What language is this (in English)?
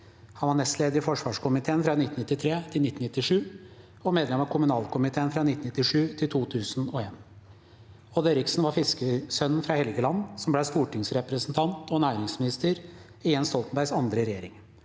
Norwegian